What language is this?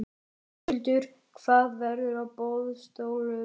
Icelandic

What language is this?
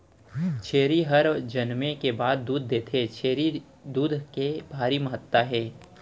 Chhattisgarhi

